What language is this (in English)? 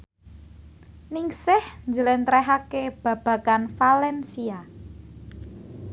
Javanese